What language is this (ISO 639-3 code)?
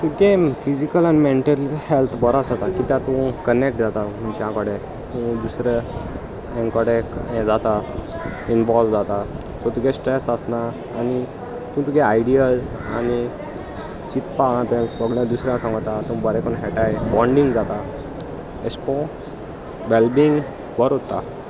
kok